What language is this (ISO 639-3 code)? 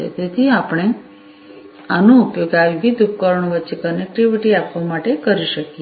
guj